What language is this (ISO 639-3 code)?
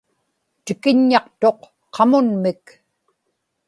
ipk